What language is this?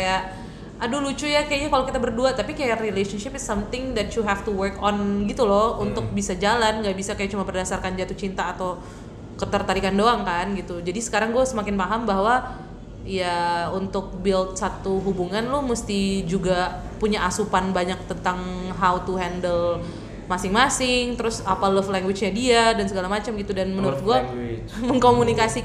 Indonesian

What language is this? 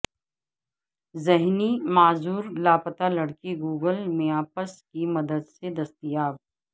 Urdu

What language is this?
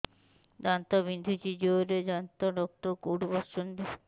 Odia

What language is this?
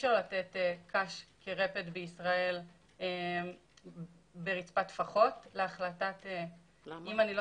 Hebrew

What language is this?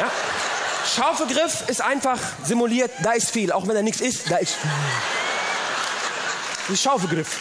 German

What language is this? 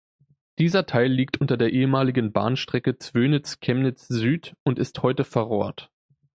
German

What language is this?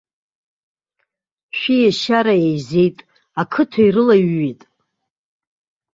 Abkhazian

